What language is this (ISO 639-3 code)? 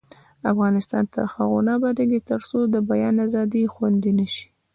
pus